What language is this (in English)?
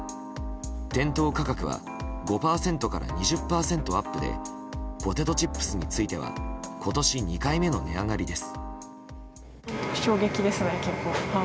Japanese